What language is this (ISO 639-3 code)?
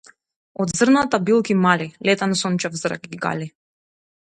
mkd